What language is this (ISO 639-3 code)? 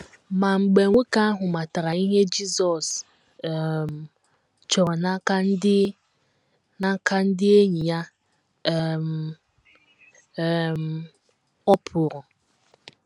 ibo